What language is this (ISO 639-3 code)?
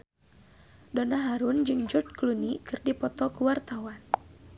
sun